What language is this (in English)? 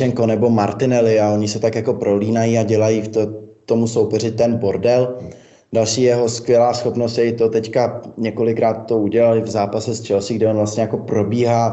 Czech